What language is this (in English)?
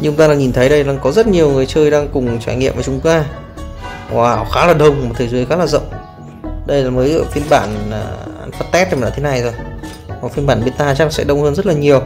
Vietnamese